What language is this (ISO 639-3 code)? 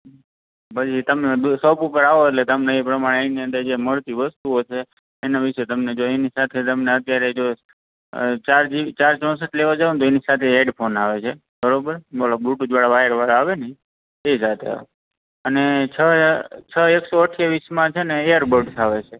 guj